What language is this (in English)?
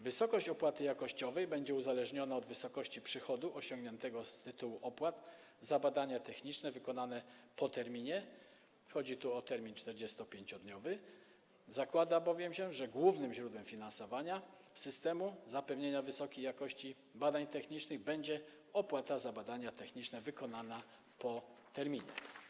Polish